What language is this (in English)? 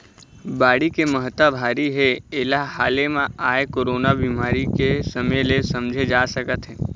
Chhattisgarhi